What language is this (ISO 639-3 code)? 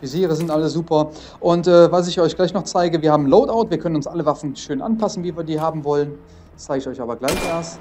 deu